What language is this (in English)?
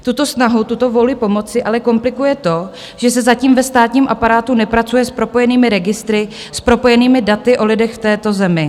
Czech